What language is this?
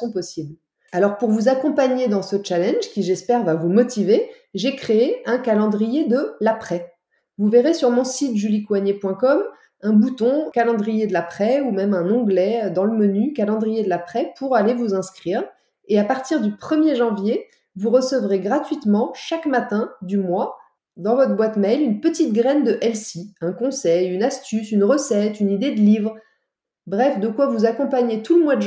French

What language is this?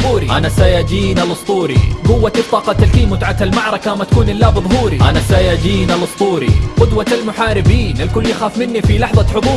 Arabic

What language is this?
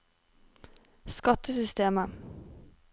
Norwegian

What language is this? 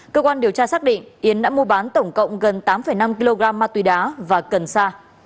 Vietnamese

